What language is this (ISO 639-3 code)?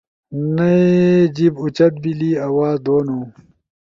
ush